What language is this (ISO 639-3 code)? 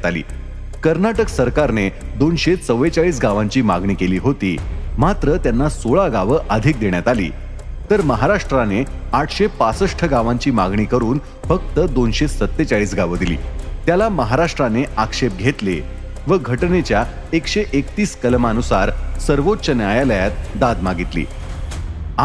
mar